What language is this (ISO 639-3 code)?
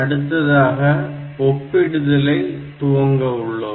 tam